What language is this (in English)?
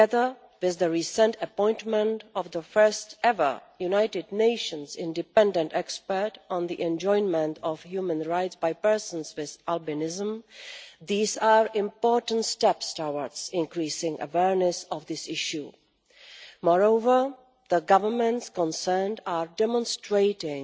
English